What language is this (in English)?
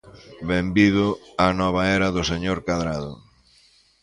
Galician